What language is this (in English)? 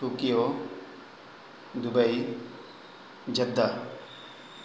Urdu